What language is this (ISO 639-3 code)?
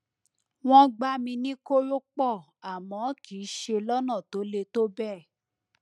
yor